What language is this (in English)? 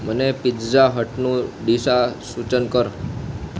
Gujarati